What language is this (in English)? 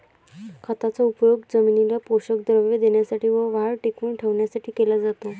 Marathi